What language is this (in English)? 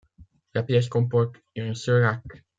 French